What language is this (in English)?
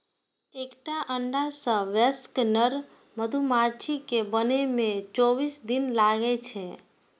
Maithili